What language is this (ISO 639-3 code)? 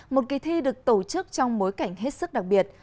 vie